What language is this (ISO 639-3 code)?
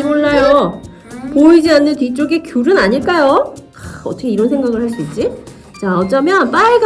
kor